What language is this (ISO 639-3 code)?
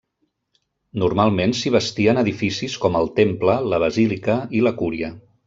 cat